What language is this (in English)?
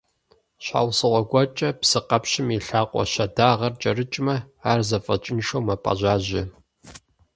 Kabardian